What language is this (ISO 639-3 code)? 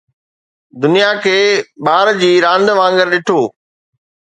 snd